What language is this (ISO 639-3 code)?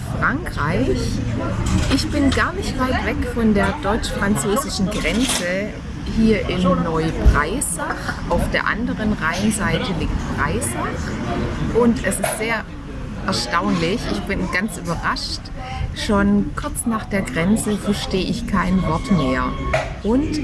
deu